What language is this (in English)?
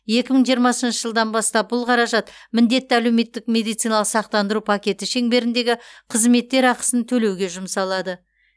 Kazakh